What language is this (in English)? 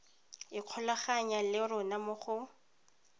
Tswana